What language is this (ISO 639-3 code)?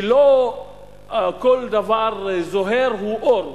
heb